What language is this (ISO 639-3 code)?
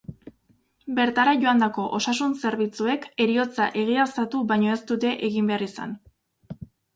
eus